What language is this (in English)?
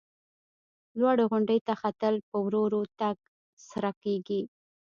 Pashto